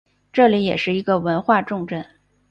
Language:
Chinese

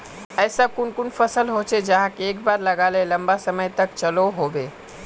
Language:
Magahi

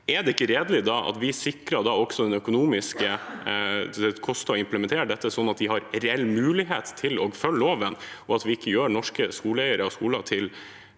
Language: Norwegian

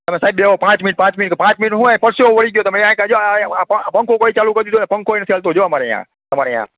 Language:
Gujarati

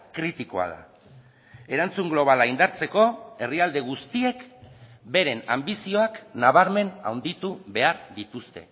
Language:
Basque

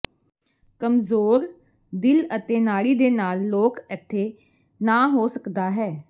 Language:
Punjabi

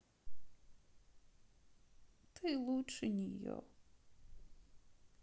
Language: Russian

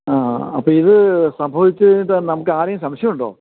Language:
Malayalam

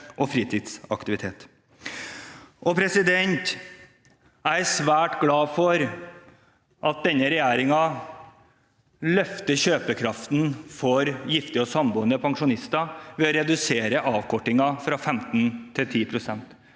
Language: Norwegian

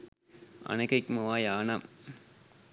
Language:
Sinhala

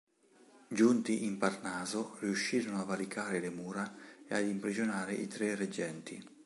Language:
Italian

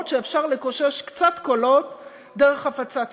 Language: Hebrew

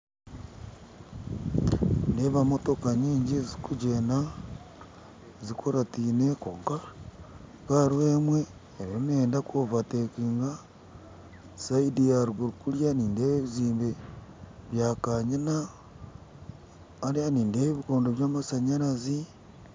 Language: Nyankole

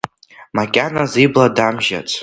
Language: Abkhazian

